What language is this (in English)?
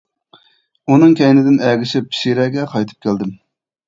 Uyghur